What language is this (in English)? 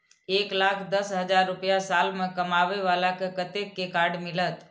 Maithili